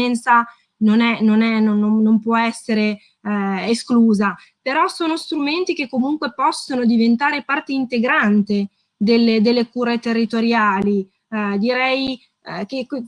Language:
Italian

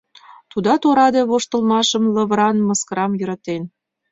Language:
Mari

